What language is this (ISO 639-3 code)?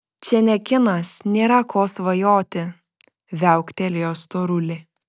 lit